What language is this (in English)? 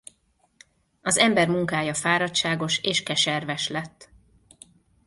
Hungarian